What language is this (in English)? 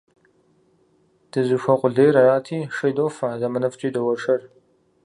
Kabardian